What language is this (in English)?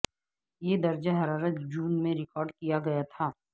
Urdu